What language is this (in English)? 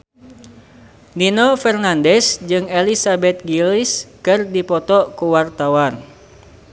Sundanese